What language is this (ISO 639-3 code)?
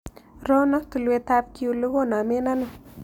kln